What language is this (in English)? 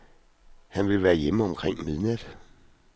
Danish